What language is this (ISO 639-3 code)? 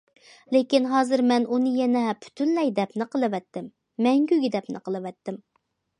uig